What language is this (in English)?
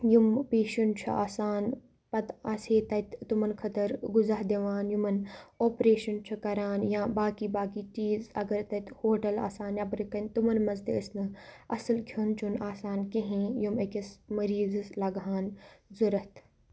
Kashmiri